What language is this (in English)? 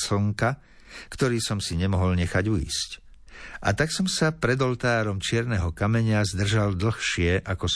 Slovak